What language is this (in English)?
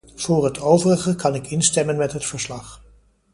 Dutch